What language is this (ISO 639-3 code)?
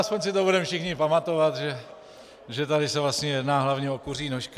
ces